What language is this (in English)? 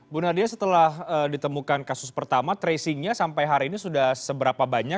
Indonesian